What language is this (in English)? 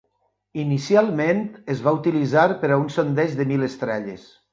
Catalan